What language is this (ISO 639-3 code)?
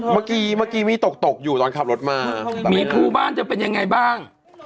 tha